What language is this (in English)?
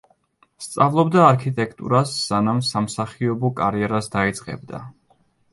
Georgian